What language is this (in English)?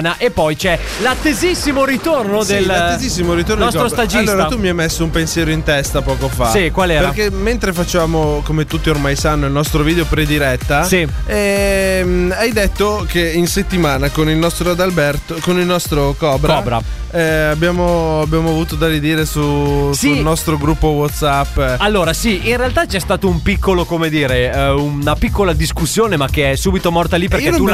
Italian